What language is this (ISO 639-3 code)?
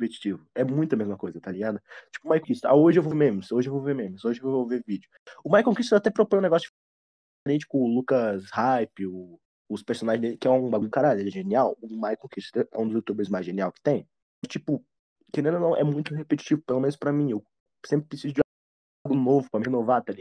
por